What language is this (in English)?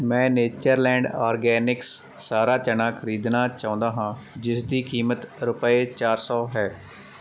Punjabi